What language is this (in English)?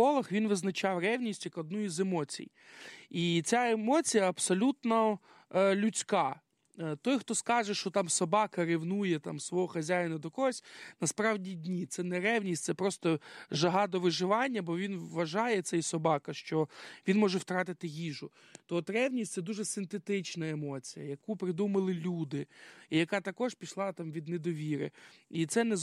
Ukrainian